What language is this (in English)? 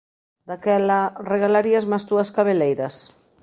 Galician